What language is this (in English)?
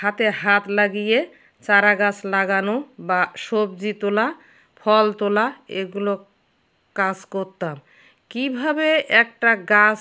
Bangla